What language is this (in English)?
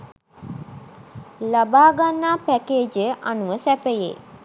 Sinhala